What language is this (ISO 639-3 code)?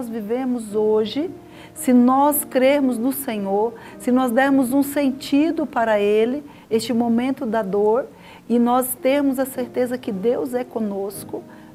por